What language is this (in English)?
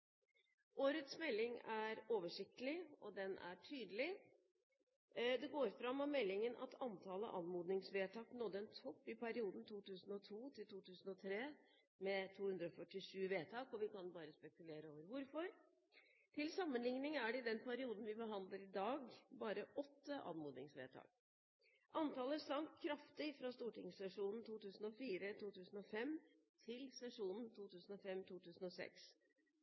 Norwegian Bokmål